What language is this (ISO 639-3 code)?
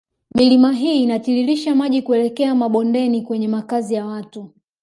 swa